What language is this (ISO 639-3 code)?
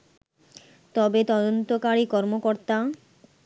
ben